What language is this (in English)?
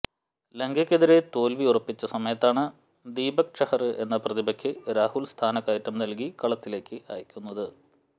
Malayalam